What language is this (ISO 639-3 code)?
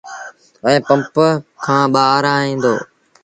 sbn